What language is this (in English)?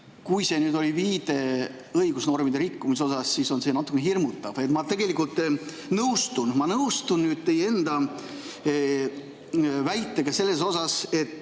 Estonian